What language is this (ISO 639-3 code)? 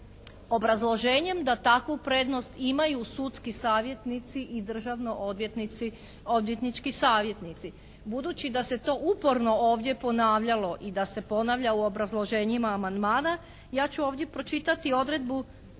hrv